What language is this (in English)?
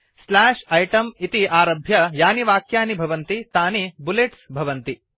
Sanskrit